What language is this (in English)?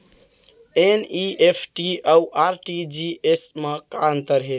Chhattisgarhi